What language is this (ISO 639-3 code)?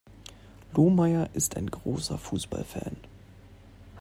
deu